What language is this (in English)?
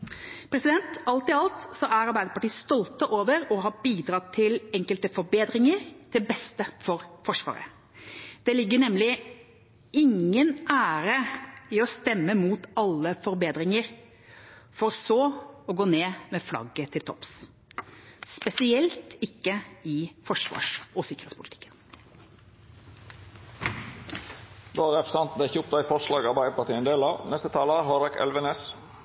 Norwegian